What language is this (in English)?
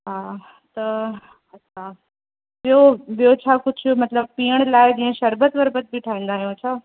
Sindhi